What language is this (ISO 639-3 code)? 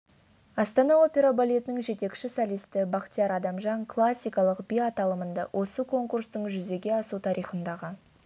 kaz